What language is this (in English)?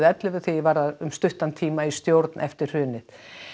Icelandic